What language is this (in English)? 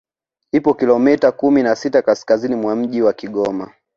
Swahili